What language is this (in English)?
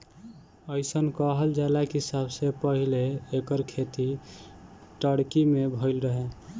Bhojpuri